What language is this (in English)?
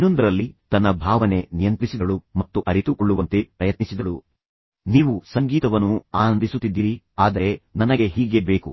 Kannada